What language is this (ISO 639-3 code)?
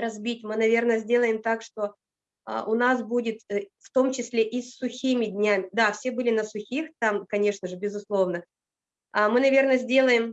rus